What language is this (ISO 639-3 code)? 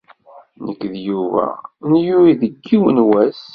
kab